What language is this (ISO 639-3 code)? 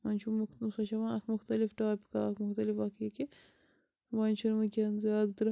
kas